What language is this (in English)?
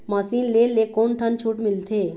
Chhattisgarhi